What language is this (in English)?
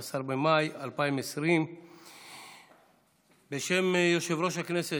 Hebrew